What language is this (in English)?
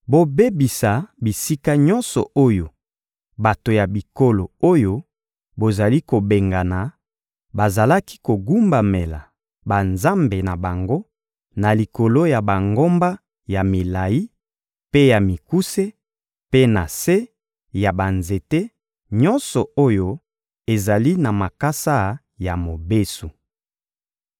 Lingala